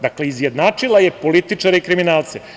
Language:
Serbian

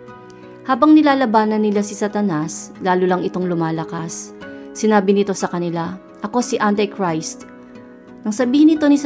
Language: Filipino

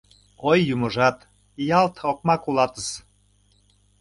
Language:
Mari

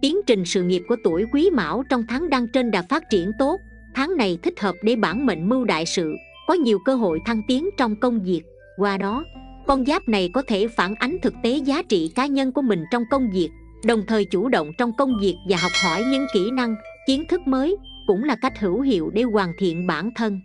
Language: Vietnamese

